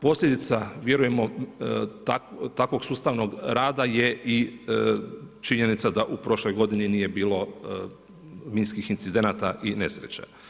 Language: Croatian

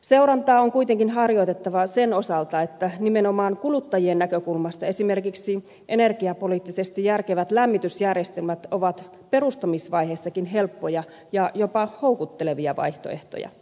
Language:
Finnish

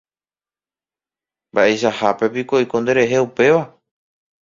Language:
Guarani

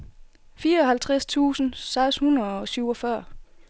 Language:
Danish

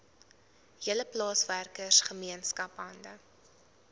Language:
Afrikaans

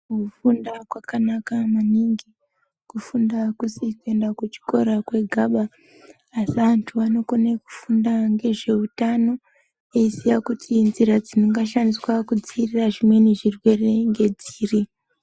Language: Ndau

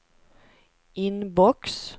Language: Swedish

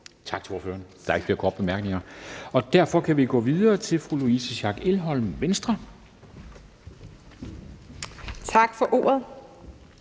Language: Danish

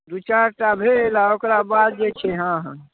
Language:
Maithili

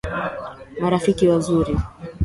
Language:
Swahili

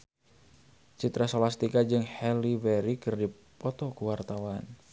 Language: Sundanese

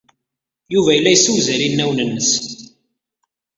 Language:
Kabyle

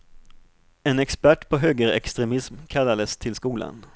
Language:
Swedish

